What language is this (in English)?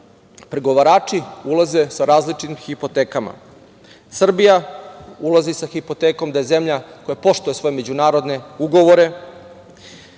Serbian